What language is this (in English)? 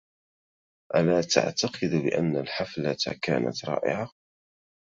Arabic